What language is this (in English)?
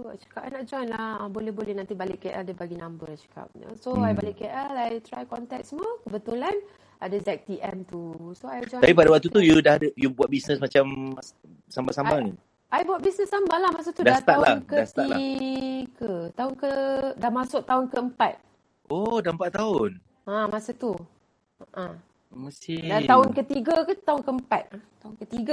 Malay